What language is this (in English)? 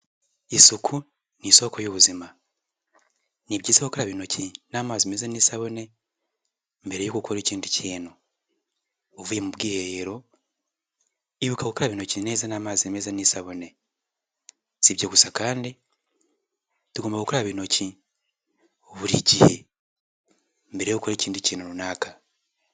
Kinyarwanda